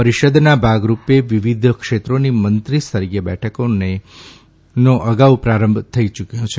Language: Gujarati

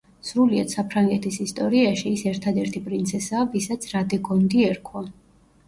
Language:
Georgian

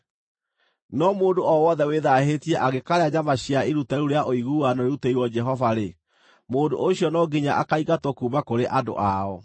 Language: Kikuyu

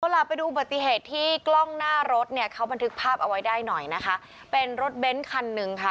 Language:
Thai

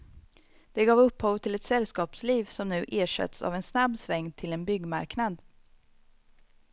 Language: Swedish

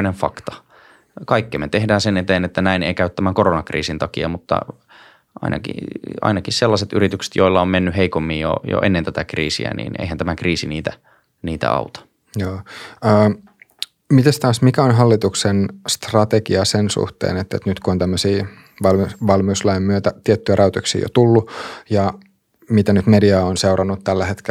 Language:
Finnish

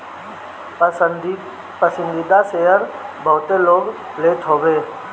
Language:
Bhojpuri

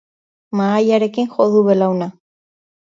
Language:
Basque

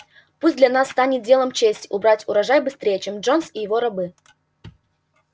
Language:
Russian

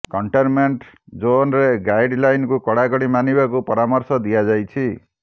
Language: Odia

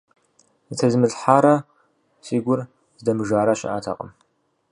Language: Kabardian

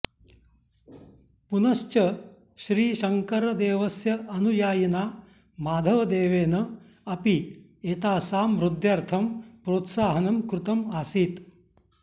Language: Sanskrit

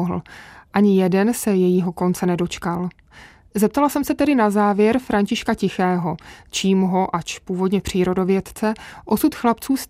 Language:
Czech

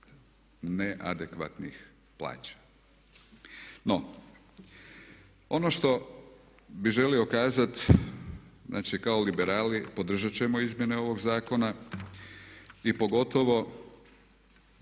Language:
Croatian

